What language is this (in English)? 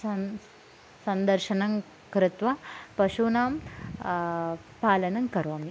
Sanskrit